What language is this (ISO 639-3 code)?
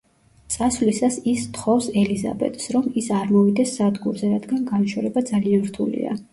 kat